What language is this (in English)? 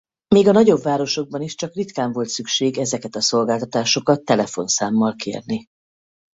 Hungarian